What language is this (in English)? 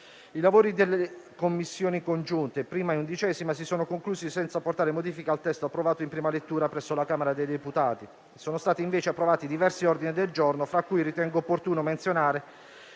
Italian